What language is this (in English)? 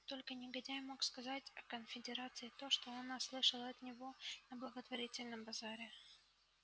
Russian